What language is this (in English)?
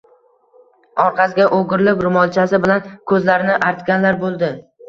Uzbek